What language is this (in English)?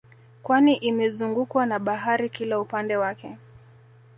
Swahili